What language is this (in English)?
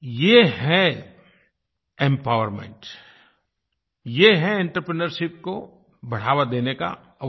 Hindi